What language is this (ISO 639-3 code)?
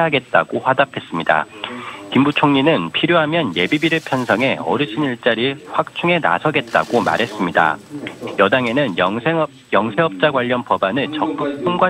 kor